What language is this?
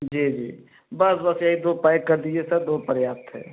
Hindi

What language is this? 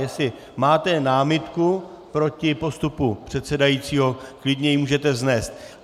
Czech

